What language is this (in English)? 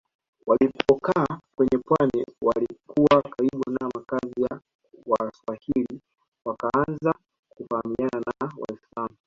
Swahili